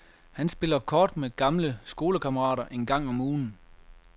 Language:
Danish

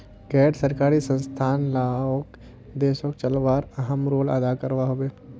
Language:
Magahi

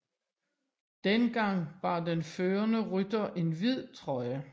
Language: Danish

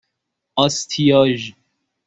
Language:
Persian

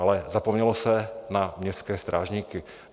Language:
Czech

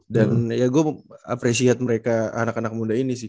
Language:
Indonesian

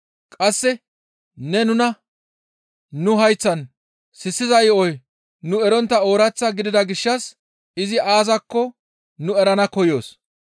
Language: Gamo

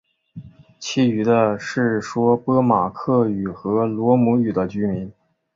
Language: Chinese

